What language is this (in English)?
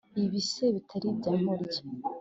Kinyarwanda